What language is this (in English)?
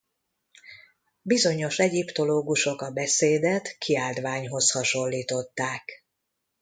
Hungarian